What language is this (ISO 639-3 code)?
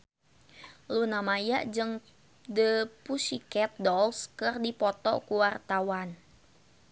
sun